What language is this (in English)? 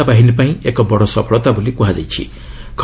Odia